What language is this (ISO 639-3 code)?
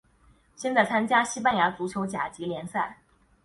zho